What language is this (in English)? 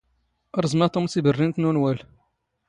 Standard Moroccan Tamazight